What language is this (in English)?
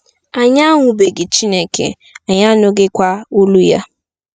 Igbo